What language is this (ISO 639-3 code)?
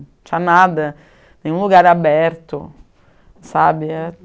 por